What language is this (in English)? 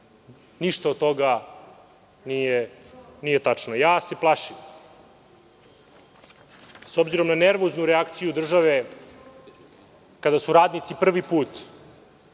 Serbian